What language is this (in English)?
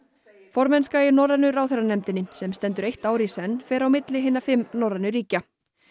Icelandic